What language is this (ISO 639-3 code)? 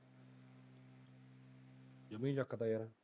pan